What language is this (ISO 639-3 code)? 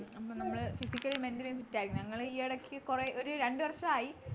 mal